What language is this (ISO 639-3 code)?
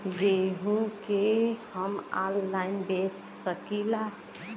bho